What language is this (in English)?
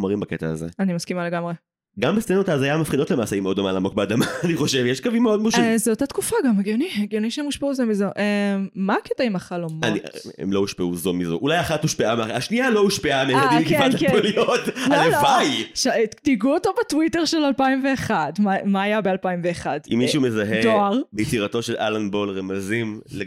Hebrew